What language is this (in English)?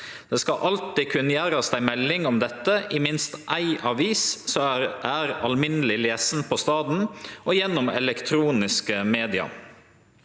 Norwegian